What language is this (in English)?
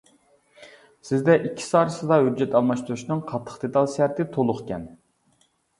Uyghur